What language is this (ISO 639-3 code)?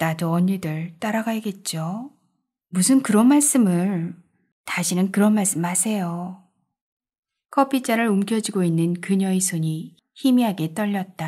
kor